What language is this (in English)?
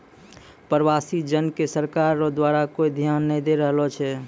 Maithili